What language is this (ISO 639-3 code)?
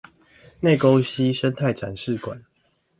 zho